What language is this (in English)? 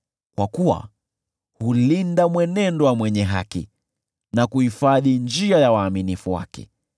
Swahili